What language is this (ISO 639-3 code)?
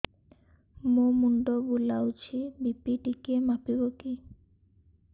ori